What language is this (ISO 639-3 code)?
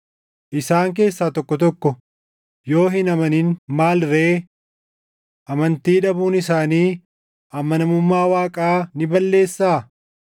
orm